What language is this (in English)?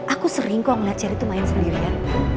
Indonesian